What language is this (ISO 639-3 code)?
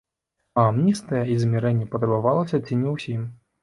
bel